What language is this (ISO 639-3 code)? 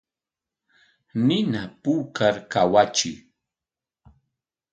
qwa